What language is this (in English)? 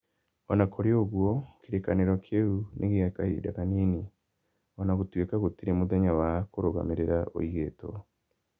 Kikuyu